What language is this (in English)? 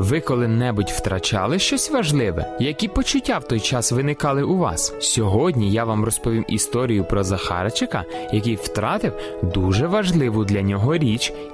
Ukrainian